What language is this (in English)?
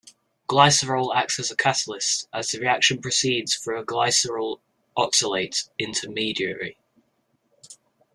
English